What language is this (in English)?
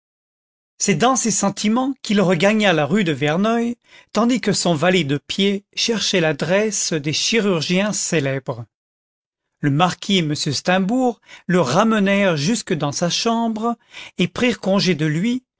French